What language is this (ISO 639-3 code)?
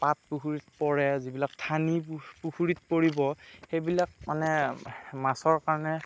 asm